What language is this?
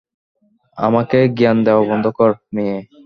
Bangla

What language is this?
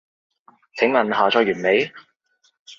Cantonese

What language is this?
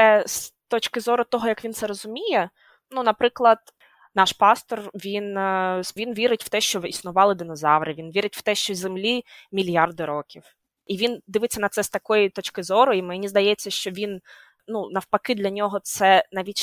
Ukrainian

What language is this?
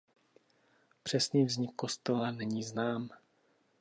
Czech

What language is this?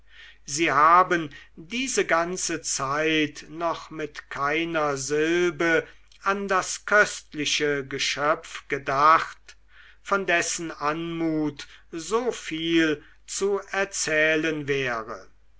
German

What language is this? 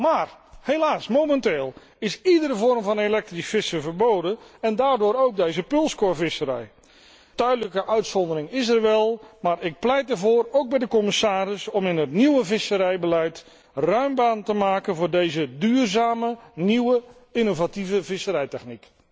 Dutch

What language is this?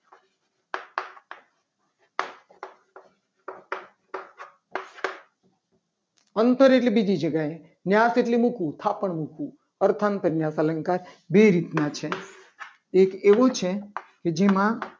Gujarati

